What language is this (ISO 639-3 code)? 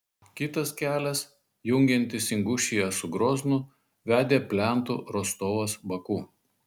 lit